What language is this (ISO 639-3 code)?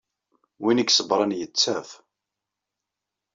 kab